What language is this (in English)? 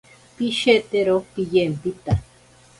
Ashéninka Perené